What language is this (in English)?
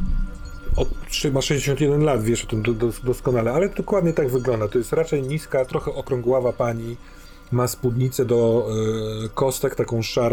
Polish